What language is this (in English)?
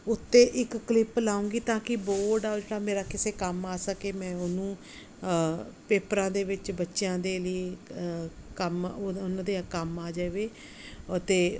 Punjabi